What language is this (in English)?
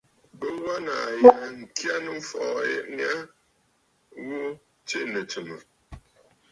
Bafut